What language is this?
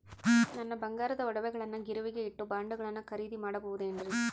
Kannada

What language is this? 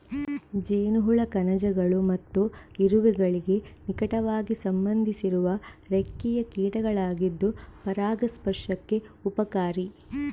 Kannada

